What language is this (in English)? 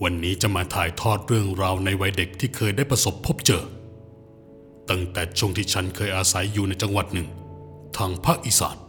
Thai